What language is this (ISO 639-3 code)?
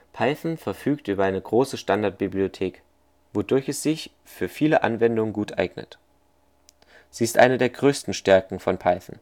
deu